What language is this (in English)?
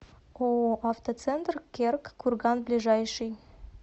Russian